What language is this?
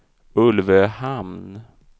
Swedish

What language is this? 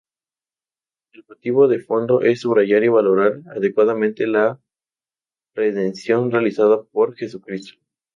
Spanish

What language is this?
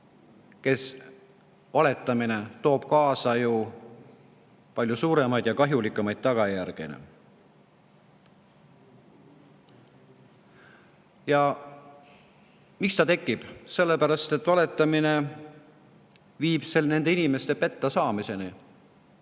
Estonian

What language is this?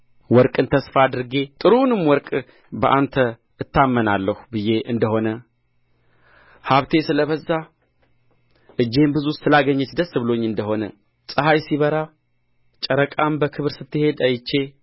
Amharic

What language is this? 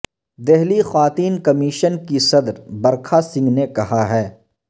Urdu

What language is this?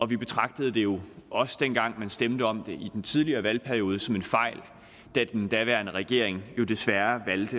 Danish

